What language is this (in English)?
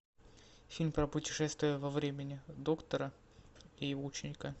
Russian